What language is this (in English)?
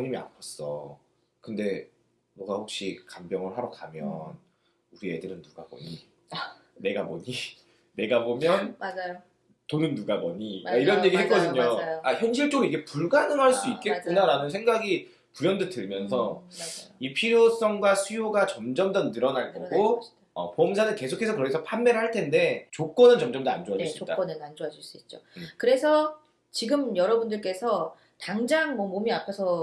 Korean